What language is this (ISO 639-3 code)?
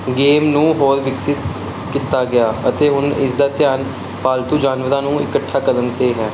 pan